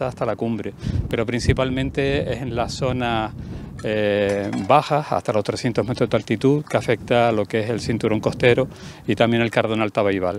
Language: Spanish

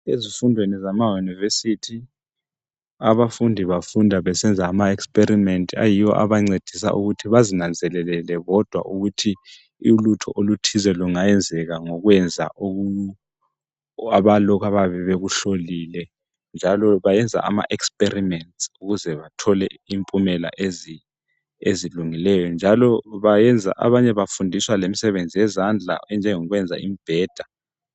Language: North Ndebele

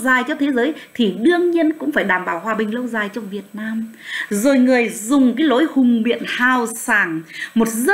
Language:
Vietnamese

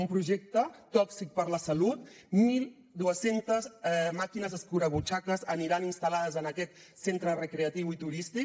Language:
Catalan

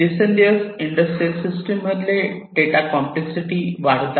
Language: Marathi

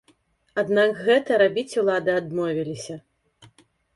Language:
Belarusian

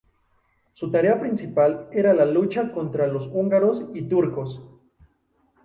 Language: Spanish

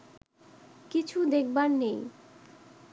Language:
Bangla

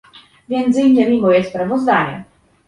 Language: Polish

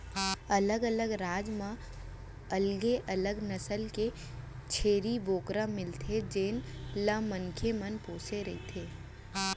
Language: Chhattisgarhi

